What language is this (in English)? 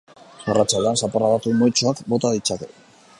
Basque